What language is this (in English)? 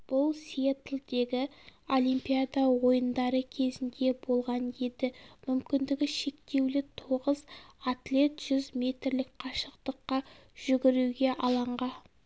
Kazakh